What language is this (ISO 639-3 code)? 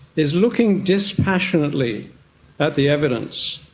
eng